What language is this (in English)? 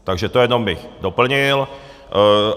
Czech